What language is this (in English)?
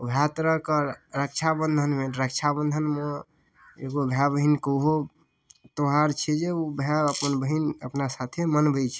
Maithili